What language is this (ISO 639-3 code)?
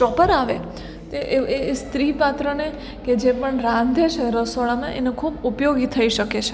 guj